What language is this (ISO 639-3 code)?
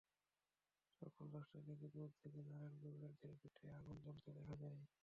ben